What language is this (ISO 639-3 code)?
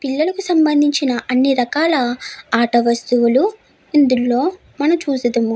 tel